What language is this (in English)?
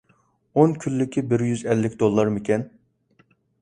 Uyghur